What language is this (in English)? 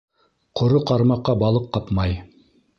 Bashkir